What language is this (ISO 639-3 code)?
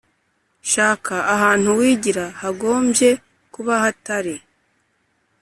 kin